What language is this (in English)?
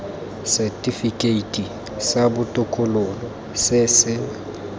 Tswana